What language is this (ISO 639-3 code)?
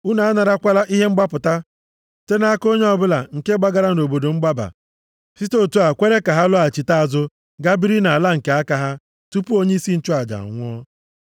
ibo